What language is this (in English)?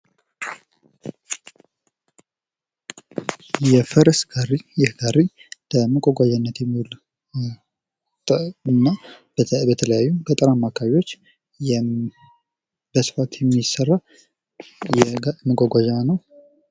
Amharic